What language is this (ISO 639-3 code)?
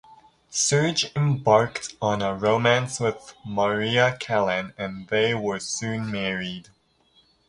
eng